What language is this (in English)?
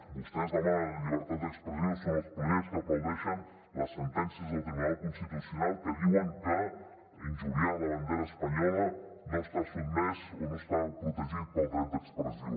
Catalan